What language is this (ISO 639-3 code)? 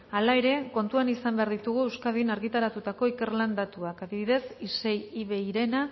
eus